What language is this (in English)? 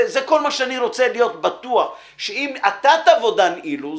Hebrew